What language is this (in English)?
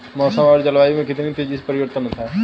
Hindi